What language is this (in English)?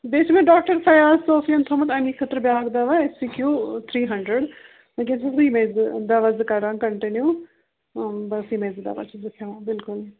Kashmiri